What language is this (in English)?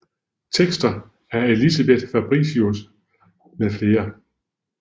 Danish